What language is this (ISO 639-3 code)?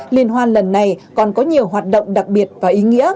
vie